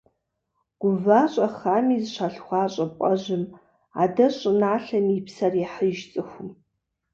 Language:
Kabardian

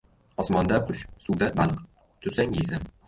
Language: Uzbek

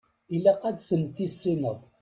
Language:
Kabyle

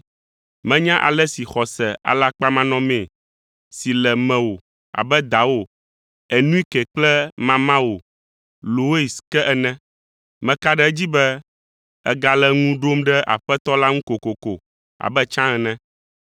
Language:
Ewe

